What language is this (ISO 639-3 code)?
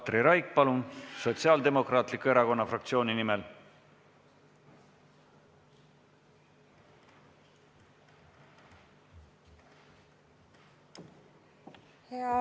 est